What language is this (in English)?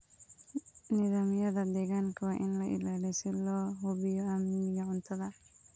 Somali